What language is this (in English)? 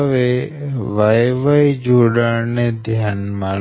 Gujarati